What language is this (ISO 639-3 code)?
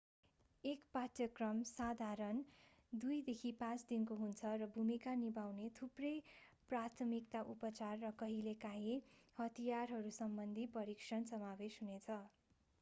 nep